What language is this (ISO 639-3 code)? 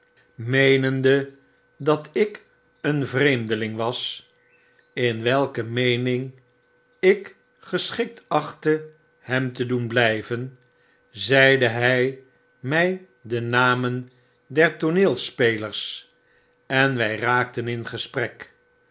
nld